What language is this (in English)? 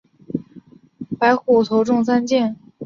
Chinese